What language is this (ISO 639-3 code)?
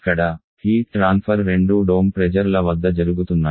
tel